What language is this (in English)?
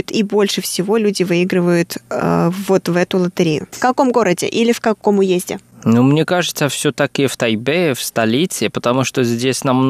Russian